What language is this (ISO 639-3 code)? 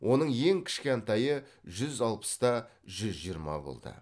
kaz